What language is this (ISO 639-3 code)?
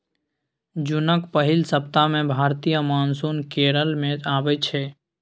mai